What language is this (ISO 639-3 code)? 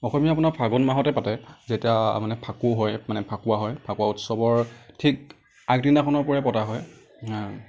asm